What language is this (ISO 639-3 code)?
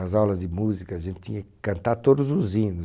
por